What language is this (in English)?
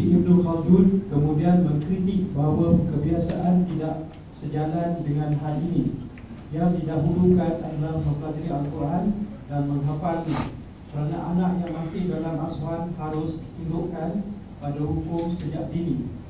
Malay